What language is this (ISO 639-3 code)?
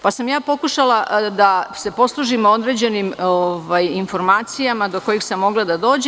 srp